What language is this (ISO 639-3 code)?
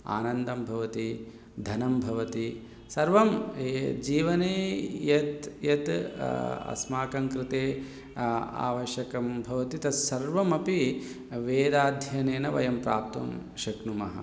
san